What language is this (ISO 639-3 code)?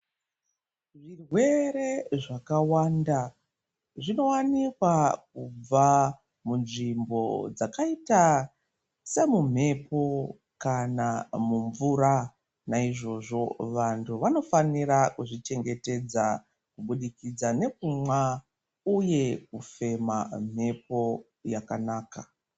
ndc